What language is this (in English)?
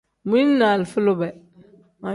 Tem